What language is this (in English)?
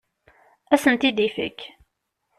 Kabyle